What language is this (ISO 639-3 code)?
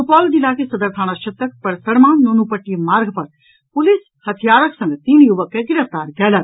mai